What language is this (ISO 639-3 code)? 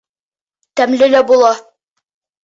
bak